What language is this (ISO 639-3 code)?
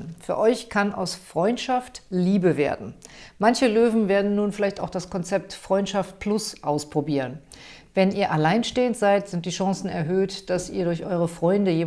deu